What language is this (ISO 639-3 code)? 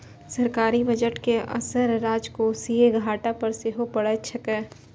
mai